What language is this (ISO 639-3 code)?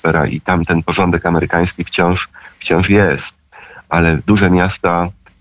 pol